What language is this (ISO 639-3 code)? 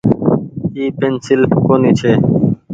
gig